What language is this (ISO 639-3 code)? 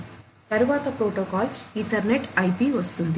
tel